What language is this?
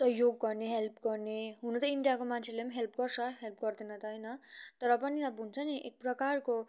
Nepali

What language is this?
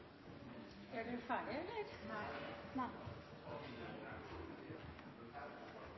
Norwegian Bokmål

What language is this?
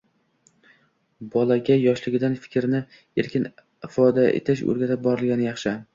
Uzbek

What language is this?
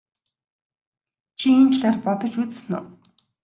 Mongolian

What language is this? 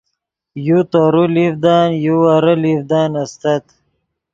Yidgha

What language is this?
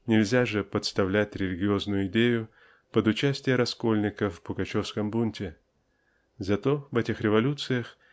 Russian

